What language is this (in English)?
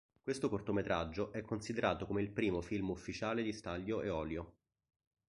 Italian